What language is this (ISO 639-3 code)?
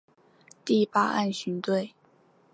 zho